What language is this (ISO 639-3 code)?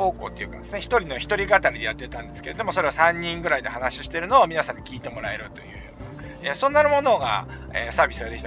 jpn